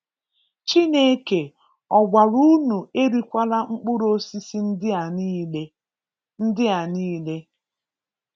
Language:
Igbo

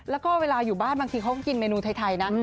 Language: Thai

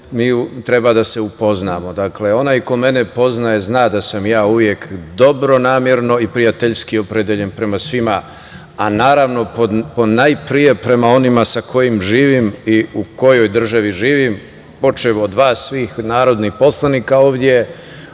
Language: Serbian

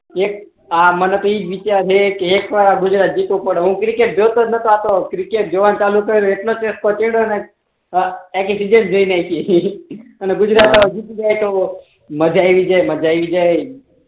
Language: Gujarati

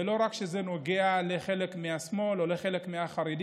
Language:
Hebrew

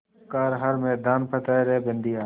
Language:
Hindi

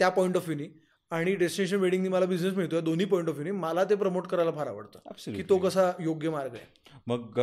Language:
Marathi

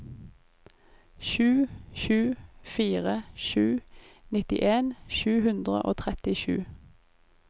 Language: Norwegian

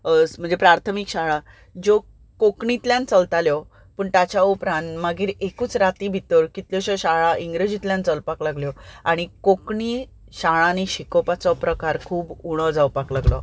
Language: Konkani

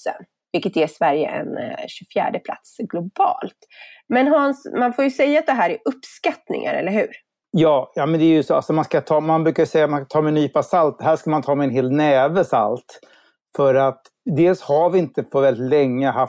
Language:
Swedish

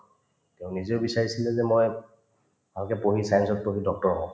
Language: Assamese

